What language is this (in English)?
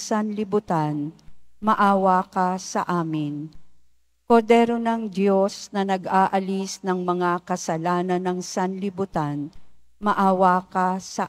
Filipino